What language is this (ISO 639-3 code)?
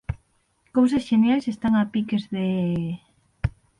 glg